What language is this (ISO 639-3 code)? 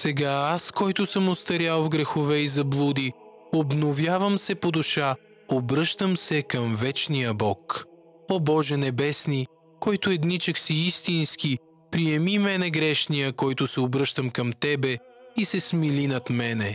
bul